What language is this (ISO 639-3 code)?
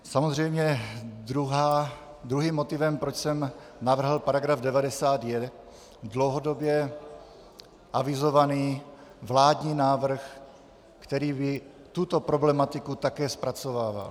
ces